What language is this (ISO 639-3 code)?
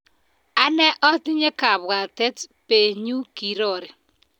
kln